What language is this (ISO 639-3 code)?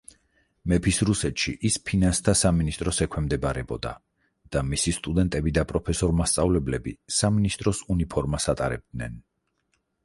kat